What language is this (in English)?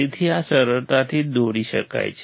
Gujarati